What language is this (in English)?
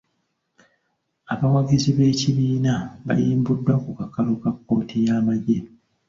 Ganda